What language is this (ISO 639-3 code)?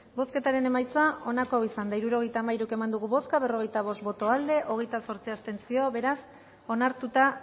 eus